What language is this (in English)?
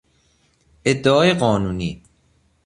Persian